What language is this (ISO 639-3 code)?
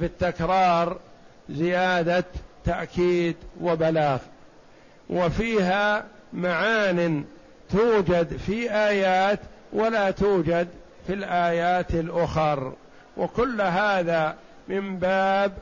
ara